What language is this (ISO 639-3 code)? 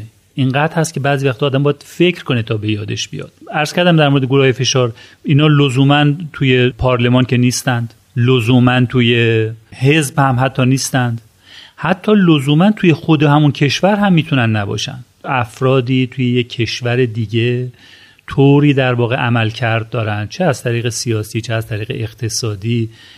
fas